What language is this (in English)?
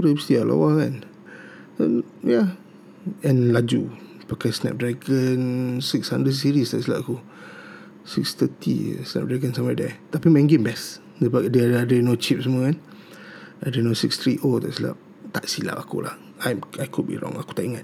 Malay